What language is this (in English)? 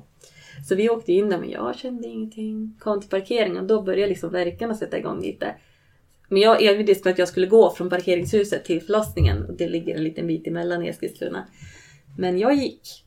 Swedish